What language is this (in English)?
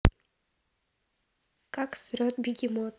Russian